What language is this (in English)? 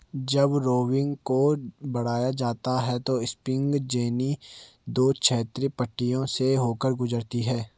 Hindi